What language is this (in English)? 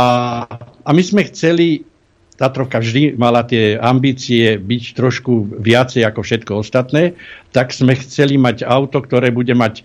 Slovak